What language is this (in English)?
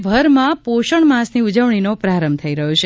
Gujarati